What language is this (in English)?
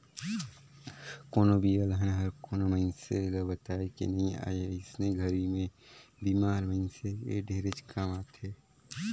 Chhattisgarhi